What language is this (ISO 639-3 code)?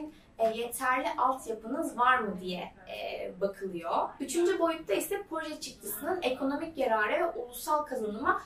tur